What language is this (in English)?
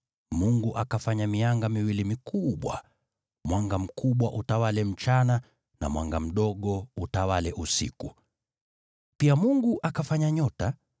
Swahili